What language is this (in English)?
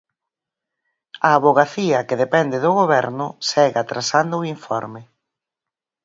Galician